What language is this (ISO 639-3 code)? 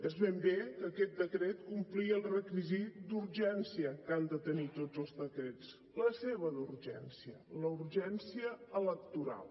cat